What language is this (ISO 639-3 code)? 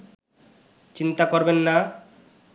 ben